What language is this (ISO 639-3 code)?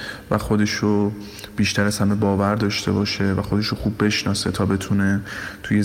fas